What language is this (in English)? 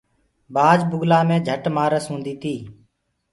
Gurgula